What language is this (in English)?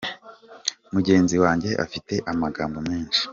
Kinyarwanda